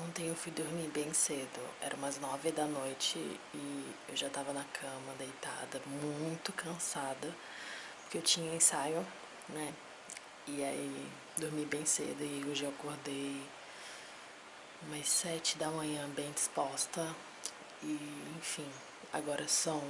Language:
Portuguese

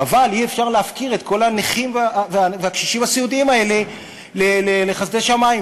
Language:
Hebrew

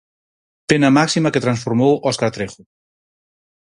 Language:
Galician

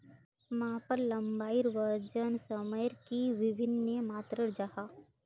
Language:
Magahi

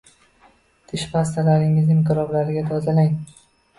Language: Uzbek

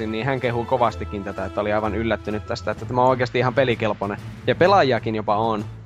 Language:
Finnish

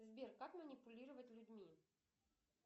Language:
Russian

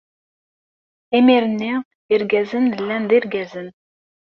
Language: Kabyle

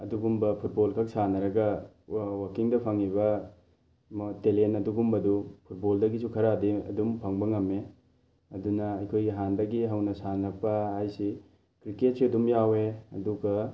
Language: Manipuri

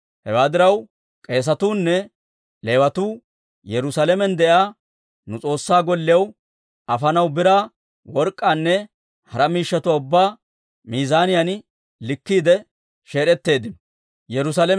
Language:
Dawro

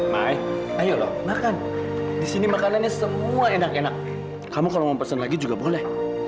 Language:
Indonesian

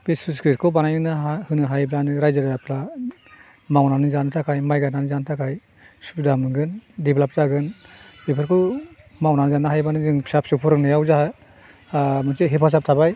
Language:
Bodo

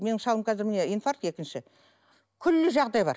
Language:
Kazakh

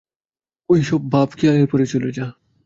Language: Bangla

